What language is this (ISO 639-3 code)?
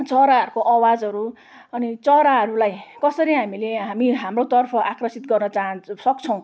nep